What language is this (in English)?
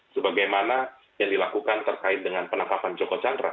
Indonesian